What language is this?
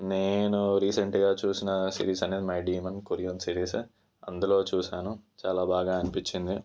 Telugu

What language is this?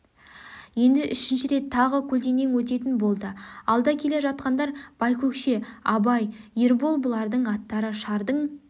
Kazakh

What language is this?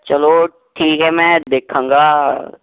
Punjabi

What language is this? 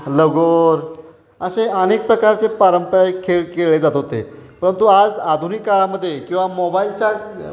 Marathi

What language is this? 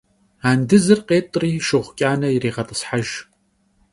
Kabardian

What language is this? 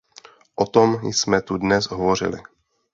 Czech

